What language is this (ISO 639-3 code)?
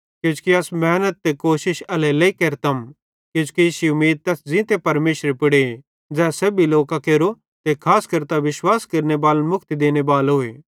bhd